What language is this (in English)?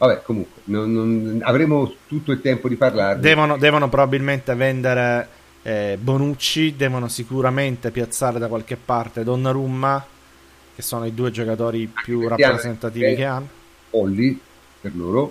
Italian